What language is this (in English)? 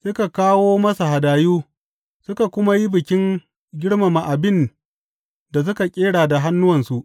Hausa